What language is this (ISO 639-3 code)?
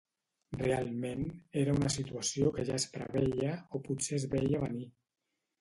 cat